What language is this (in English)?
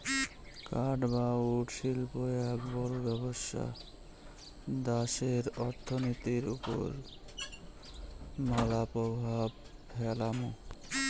Bangla